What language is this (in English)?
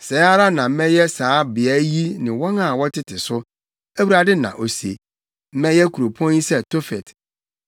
Akan